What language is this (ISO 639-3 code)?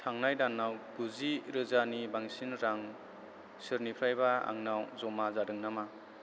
brx